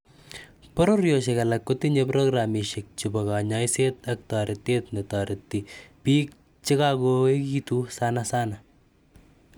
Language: Kalenjin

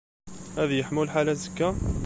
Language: Kabyle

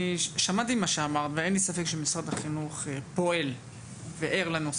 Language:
Hebrew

